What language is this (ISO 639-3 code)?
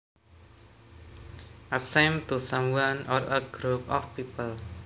jav